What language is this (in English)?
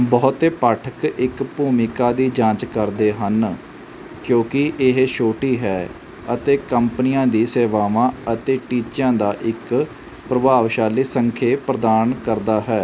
Punjabi